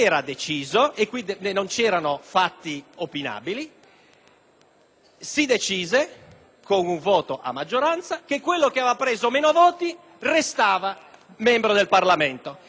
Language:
Italian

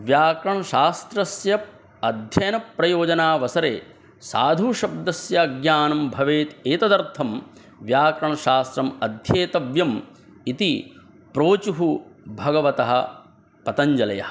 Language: Sanskrit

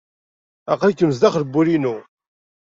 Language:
Kabyle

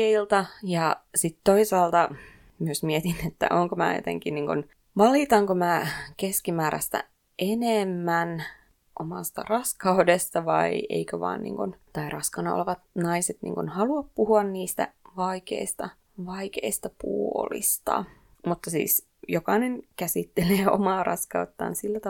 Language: Finnish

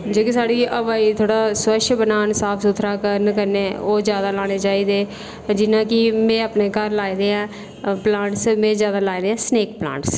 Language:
Dogri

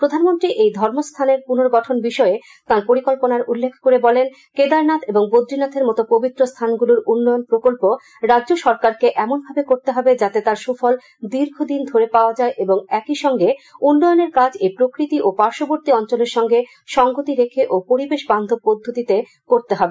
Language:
Bangla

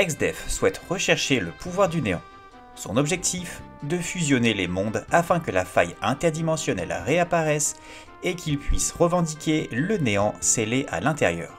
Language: French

